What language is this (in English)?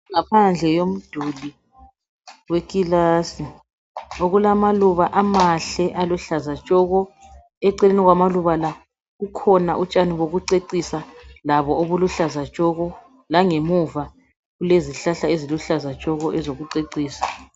North Ndebele